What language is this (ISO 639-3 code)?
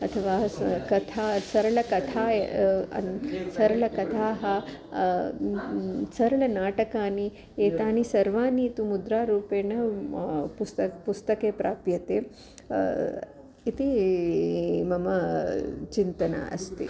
san